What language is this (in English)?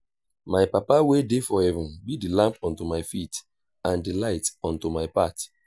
Nigerian Pidgin